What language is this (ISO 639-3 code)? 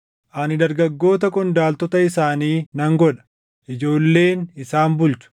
orm